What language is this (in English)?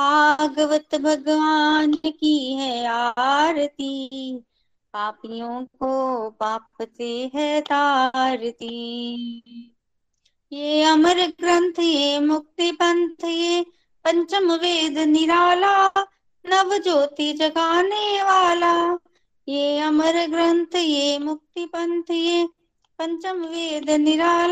Hindi